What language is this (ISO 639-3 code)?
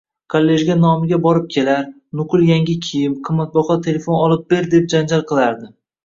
uzb